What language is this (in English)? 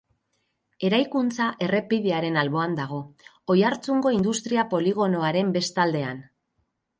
Basque